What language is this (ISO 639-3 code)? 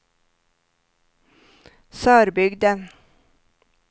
swe